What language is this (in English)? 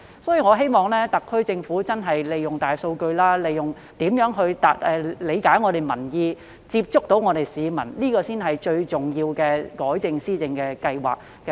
Cantonese